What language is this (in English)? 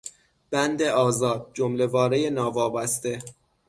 Persian